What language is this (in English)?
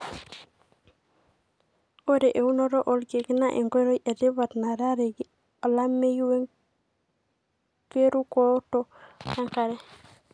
Masai